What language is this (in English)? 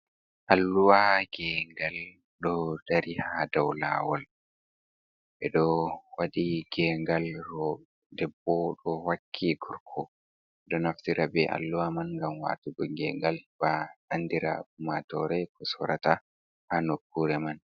Fula